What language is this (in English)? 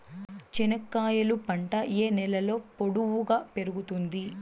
Telugu